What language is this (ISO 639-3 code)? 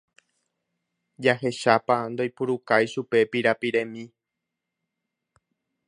grn